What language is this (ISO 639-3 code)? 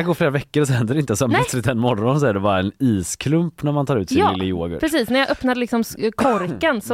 swe